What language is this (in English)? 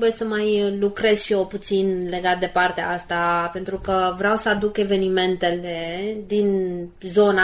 Romanian